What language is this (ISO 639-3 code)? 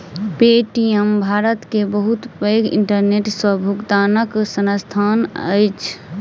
mai